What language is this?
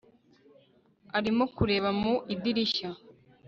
Kinyarwanda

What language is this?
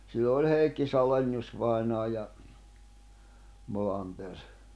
Finnish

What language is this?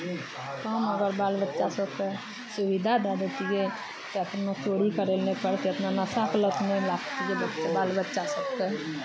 Maithili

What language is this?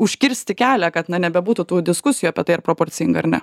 Lithuanian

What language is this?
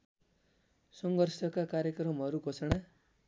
Nepali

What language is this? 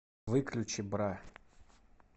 Russian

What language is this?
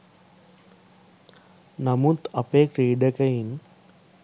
Sinhala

